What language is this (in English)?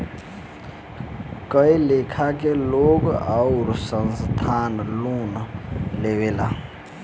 Bhojpuri